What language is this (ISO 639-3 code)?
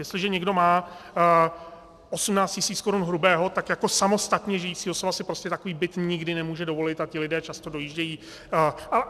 ces